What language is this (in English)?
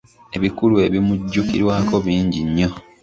Ganda